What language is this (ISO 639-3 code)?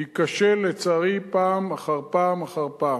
heb